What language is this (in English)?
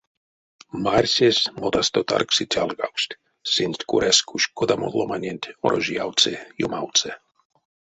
Erzya